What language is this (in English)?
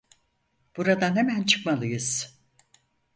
Turkish